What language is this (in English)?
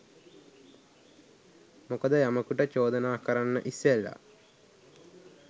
Sinhala